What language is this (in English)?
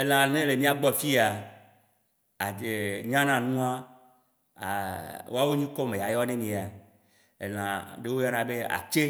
Waci Gbe